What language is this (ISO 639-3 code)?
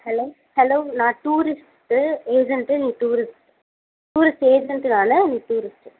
tam